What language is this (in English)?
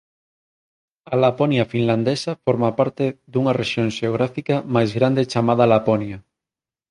Galician